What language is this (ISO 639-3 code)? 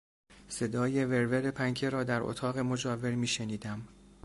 fas